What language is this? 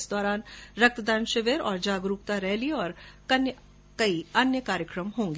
Hindi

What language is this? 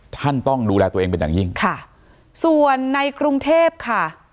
Thai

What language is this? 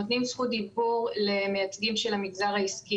Hebrew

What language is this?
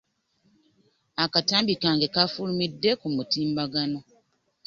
Ganda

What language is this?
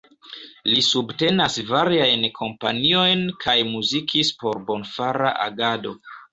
Esperanto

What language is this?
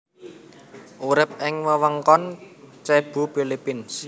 Javanese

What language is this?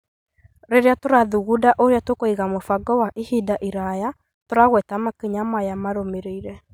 Kikuyu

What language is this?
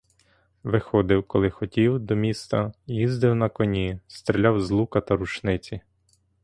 Ukrainian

